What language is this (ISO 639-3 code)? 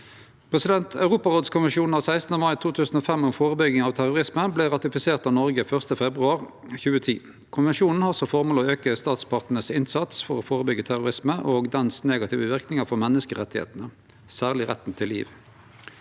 nor